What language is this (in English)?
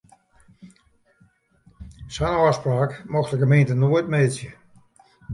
Western Frisian